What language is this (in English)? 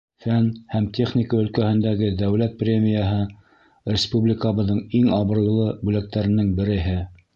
Bashkir